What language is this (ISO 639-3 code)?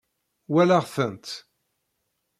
kab